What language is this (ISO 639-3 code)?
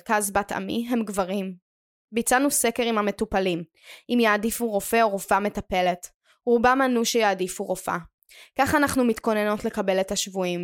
heb